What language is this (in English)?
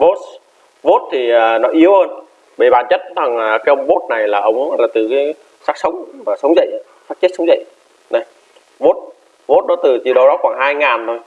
Vietnamese